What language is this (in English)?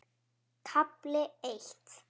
Icelandic